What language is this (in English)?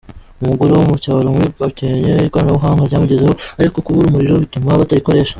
Kinyarwanda